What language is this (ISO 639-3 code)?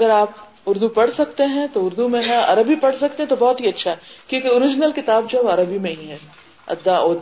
urd